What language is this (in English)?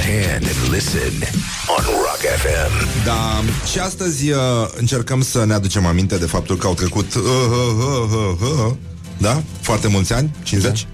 Romanian